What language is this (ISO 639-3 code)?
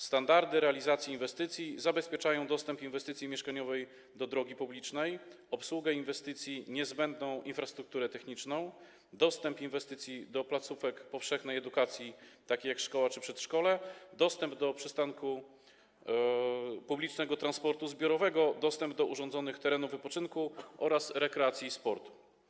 pol